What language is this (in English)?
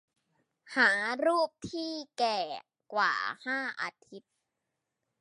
Thai